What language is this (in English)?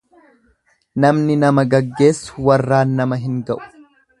Oromo